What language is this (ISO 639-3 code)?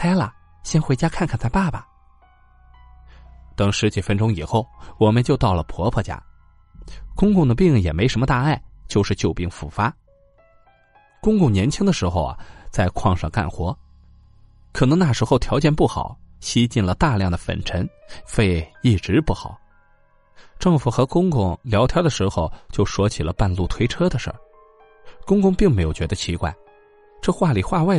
zho